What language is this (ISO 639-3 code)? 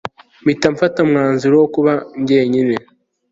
kin